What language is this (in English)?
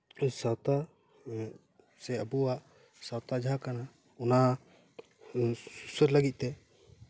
Santali